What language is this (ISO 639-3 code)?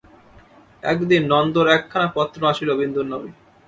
ben